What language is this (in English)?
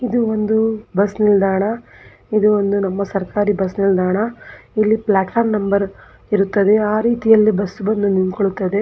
Kannada